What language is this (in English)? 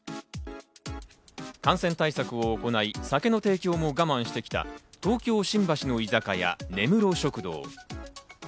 Japanese